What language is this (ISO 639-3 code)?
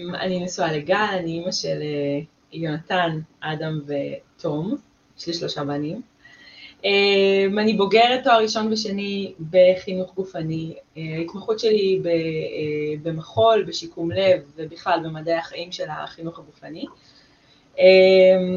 heb